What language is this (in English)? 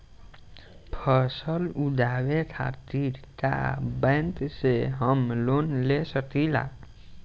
Bhojpuri